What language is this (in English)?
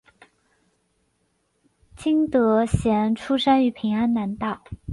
Chinese